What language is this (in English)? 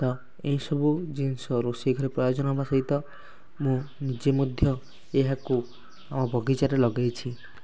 Odia